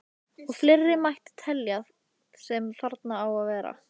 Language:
Icelandic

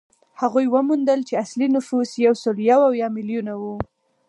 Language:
Pashto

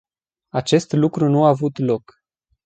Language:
Romanian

